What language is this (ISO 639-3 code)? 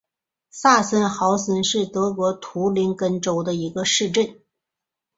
zho